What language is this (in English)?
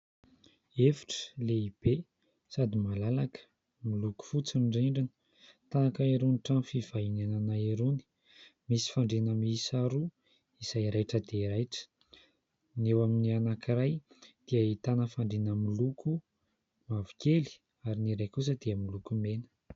Malagasy